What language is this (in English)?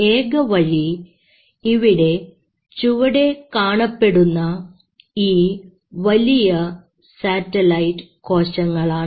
Malayalam